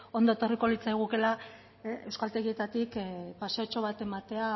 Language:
Basque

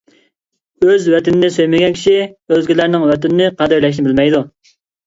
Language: Uyghur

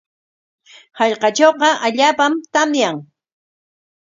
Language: Corongo Ancash Quechua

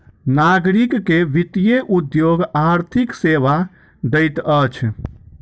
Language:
Maithili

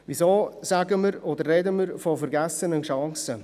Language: Swiss German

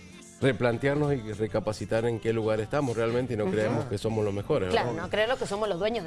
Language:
Spanish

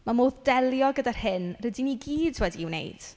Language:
Welsh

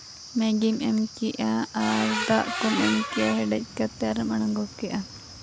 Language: Santali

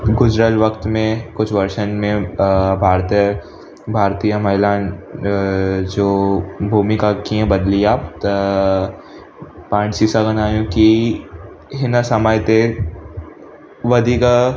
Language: Sindhi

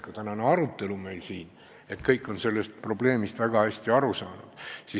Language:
Estonian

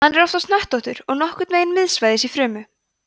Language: Icelandic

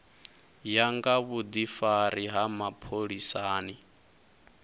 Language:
Venda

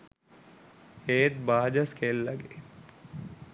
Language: Sinhala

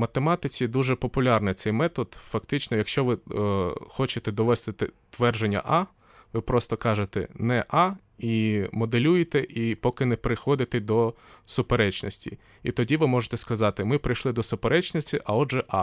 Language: Ukrainian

